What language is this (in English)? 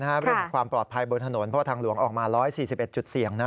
Thai